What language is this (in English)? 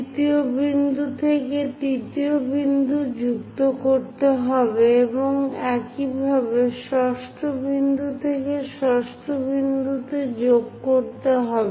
Bangla